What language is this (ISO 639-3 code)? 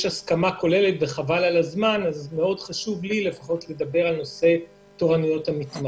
heb